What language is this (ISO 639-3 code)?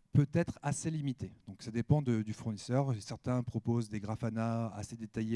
fra